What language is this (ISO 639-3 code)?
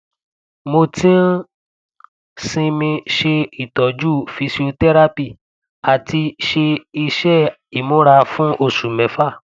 yor